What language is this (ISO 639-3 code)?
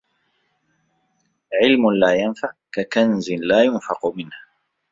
ara